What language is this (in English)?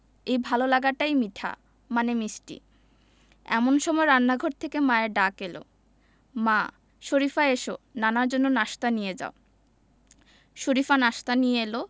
Bangla